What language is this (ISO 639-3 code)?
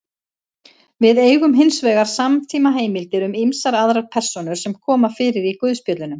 isl